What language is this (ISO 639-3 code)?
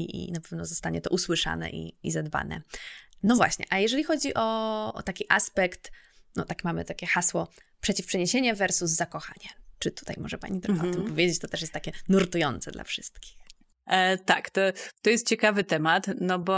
pol